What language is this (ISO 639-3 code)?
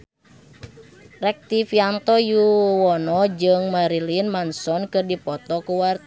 sun